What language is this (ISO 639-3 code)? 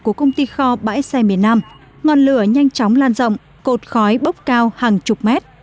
vie